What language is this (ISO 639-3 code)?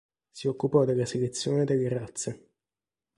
ita